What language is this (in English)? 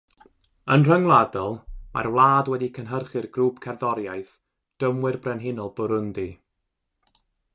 Welsh